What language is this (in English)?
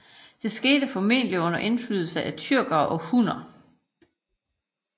Danish